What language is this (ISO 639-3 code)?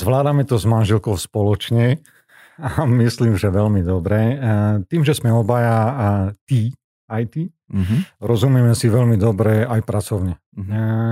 slk